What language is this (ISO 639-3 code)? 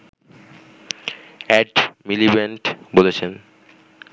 ben